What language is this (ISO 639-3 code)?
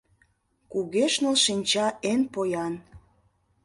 chm